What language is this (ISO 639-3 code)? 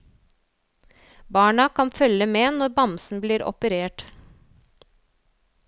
nor